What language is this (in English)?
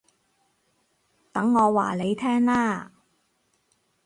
Cantonese